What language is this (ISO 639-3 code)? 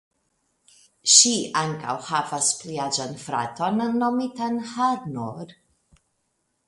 epo